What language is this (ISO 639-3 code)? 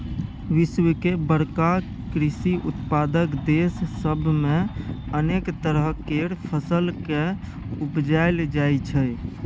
mai